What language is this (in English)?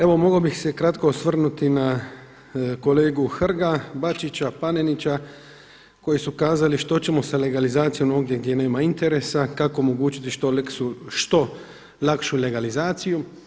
Croatian